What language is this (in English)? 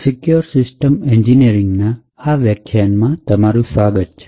Gujarati